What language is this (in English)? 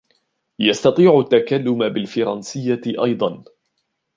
Arabic